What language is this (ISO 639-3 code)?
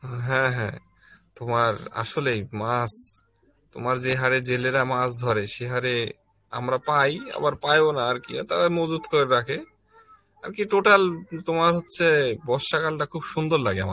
ben